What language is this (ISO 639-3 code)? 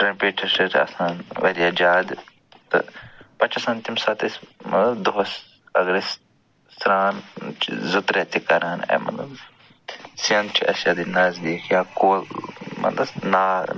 kas